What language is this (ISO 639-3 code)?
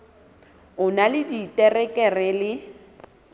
sot